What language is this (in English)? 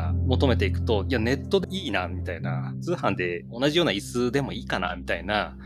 Japanese